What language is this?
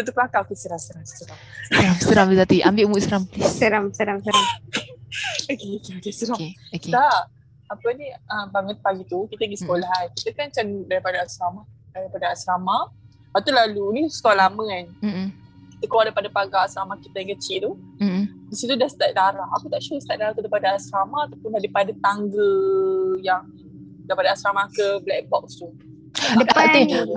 Malay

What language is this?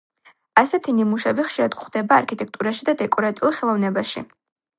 Georgian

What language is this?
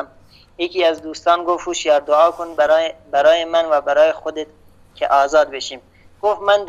Persian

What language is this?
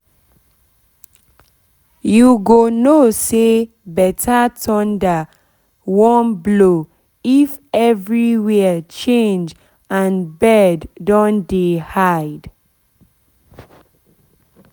Nigerian Pidgin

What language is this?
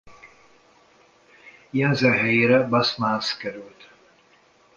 Hungarian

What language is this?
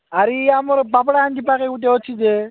Odia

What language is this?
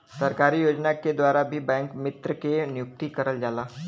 Bhojpuri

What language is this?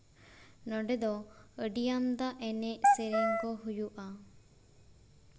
Santali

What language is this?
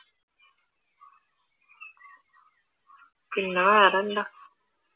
Malayalam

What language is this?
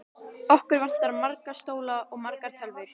Icelandic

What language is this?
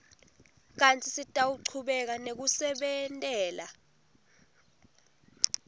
Swati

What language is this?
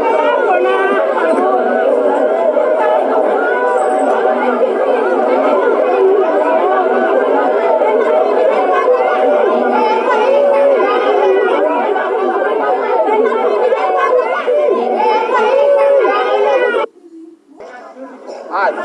Indonesian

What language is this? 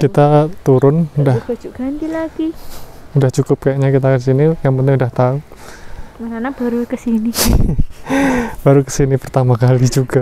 Indonesian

